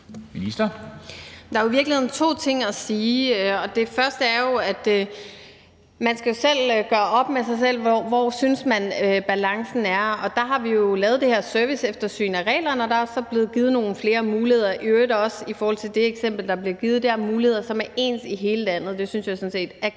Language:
Danish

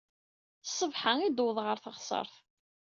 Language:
Kabyle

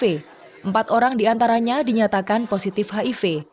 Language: Indonesian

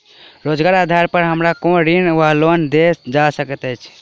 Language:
Maithili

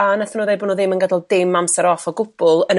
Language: Welsh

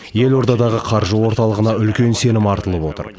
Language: Kazakh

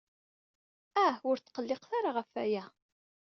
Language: Kabyle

